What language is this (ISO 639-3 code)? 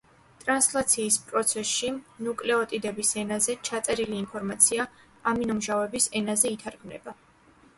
kat